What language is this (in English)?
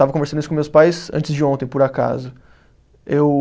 Portuguese